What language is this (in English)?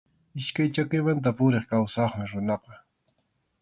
Arequipa-La Unión Quechua